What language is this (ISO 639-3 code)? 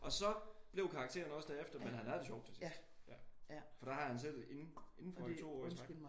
dan